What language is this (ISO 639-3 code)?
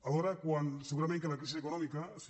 cat